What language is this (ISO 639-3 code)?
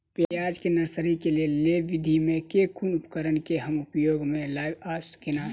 mai